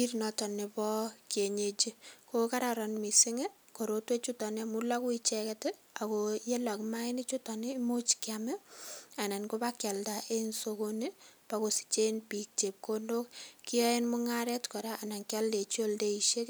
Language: Kalenjin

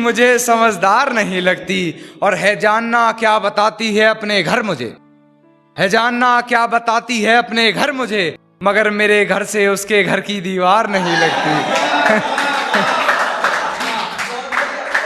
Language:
Hindi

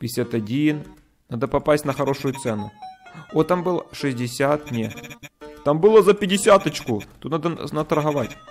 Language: Russian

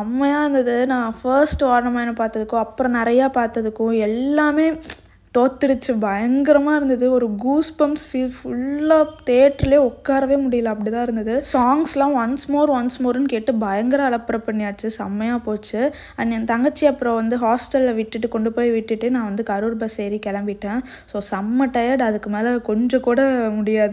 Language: Tamil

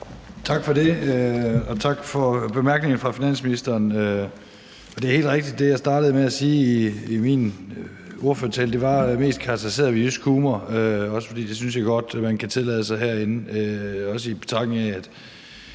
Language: Danish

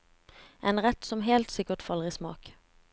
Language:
Norwegian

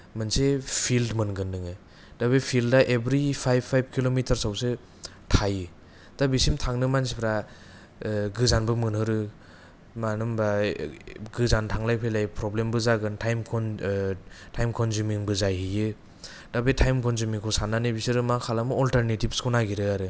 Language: Bodo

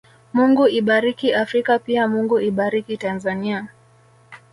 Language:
Swahili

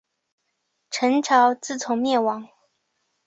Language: Chinese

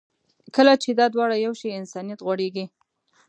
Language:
Pashto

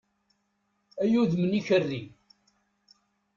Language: Kabyle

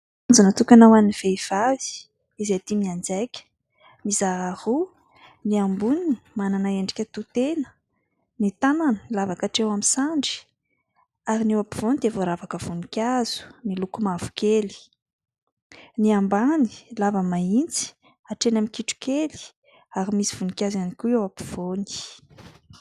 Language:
Malagasy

